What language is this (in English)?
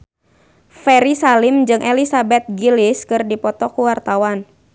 Sundanese